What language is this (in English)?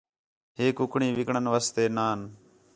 Khetrani